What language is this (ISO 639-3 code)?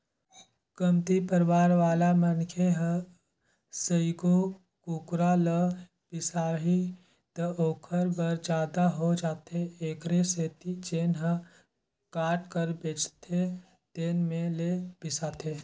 hne